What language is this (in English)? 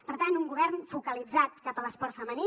Catalan